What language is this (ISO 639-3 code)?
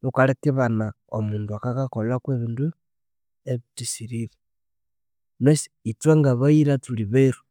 koo